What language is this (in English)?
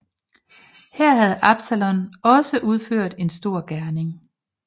Danish